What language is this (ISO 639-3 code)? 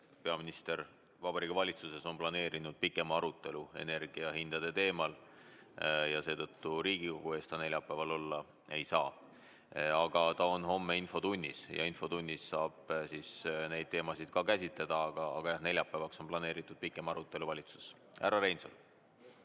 est